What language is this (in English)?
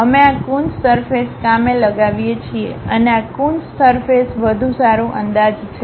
Gujarati